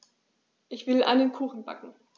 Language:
German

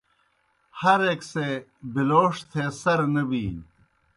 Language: Kohistani Shina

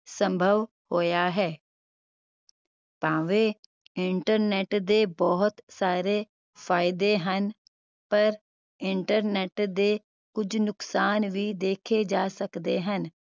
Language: Punjabi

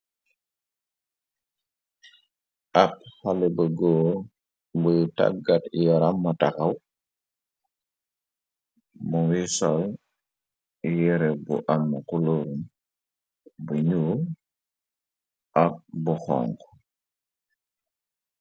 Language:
Wolof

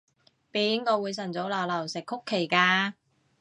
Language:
Cantonese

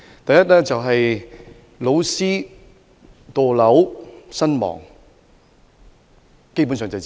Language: Cantonese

